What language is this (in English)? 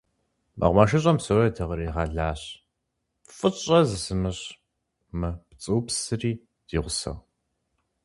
Kabardian